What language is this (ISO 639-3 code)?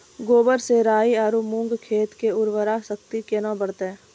mai